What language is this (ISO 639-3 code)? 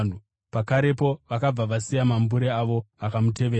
sna